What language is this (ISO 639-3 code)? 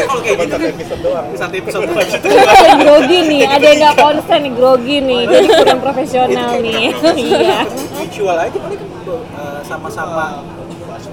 ind